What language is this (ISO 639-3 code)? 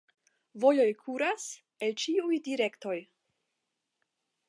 epo